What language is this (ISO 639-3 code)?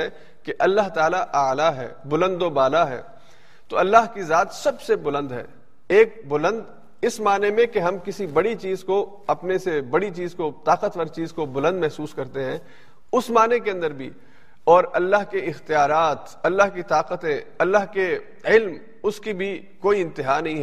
urd